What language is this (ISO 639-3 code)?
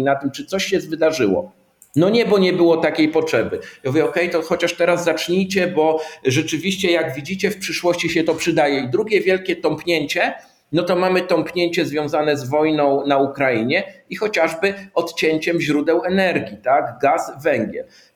pol